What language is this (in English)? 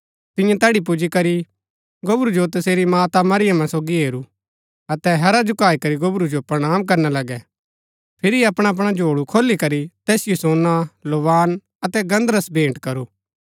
Gaddi